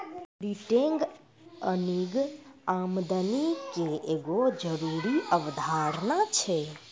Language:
Maithili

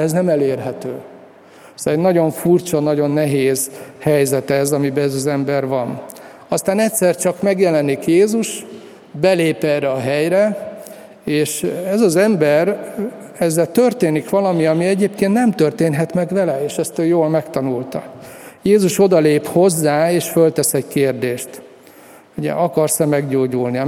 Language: Hungarian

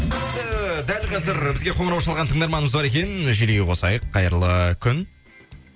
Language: Kazakh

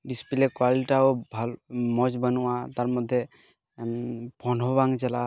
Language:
Santali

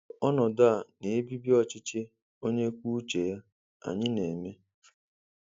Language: Igbo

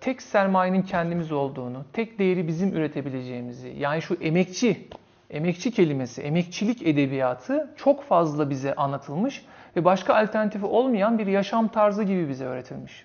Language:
Turkish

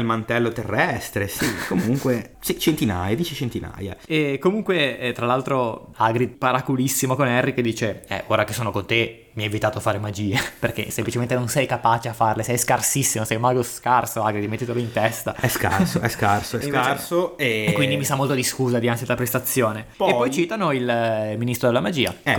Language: Italian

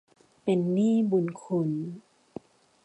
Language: Thai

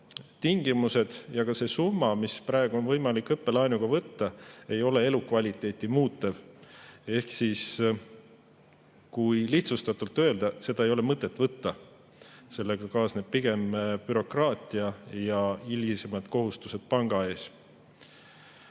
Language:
Estonian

